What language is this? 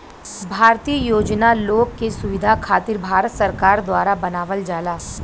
Bhojpuri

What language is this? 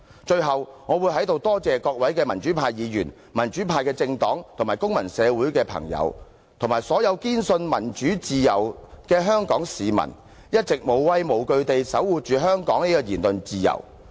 Cantonese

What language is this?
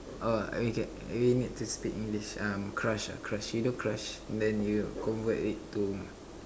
English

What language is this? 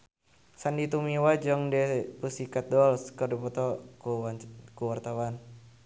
Sundanese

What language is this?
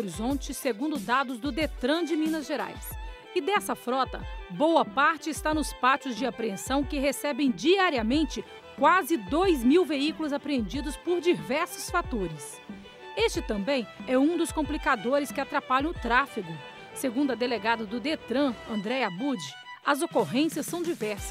Portuguese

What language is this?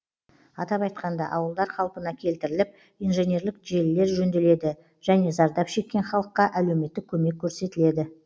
Kazakh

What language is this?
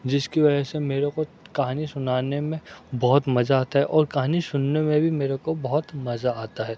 Urdu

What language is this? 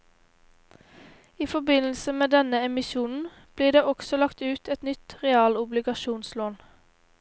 Norwegian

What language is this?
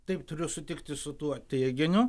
Lithuanian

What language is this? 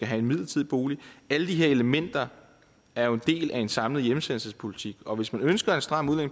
Danish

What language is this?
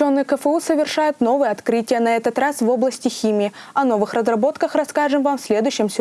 Russian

